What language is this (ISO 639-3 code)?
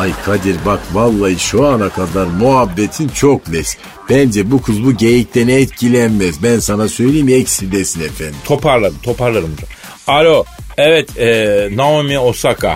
tur